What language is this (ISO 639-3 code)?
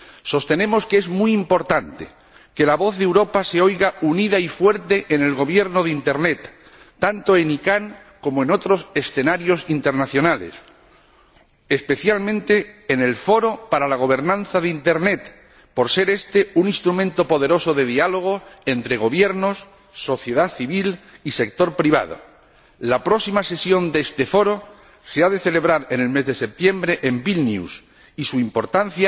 spa